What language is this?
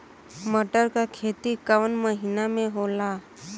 Bhojpuri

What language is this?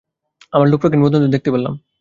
Bangla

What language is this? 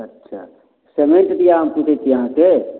Maithili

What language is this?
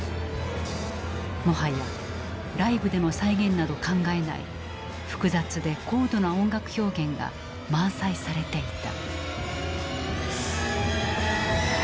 Japanese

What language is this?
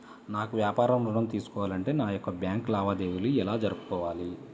Telugu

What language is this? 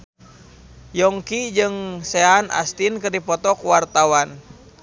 Sundanese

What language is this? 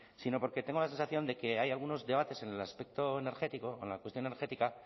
Spanish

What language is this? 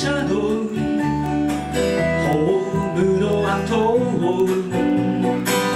Vietnamese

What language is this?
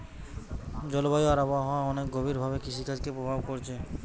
Bangla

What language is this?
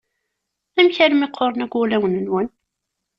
Kabyle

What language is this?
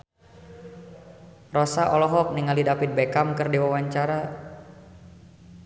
Sundanese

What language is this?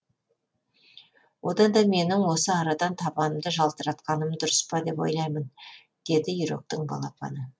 Kazakh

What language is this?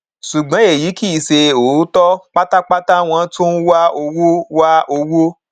Yoruba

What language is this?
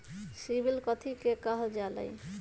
Magahi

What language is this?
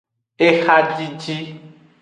Aja (Benin)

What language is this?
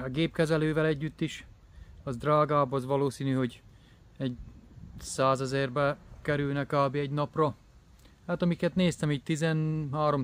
Hungarian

